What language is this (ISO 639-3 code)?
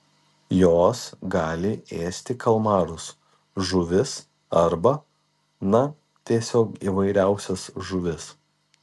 lit